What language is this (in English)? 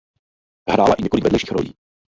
Czech